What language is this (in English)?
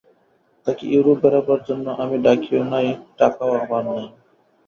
Bangla